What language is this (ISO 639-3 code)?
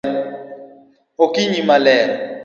luo